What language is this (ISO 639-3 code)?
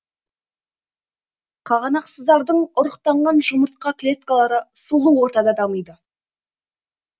kaz